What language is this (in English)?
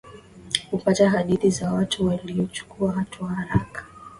Swahili